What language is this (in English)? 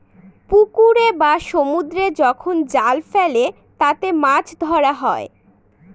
Bangla